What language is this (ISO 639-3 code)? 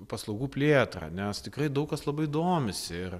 lit